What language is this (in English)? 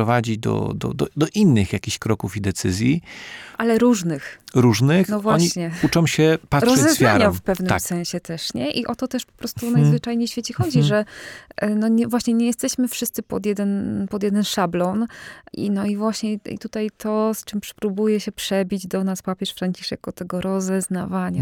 Polish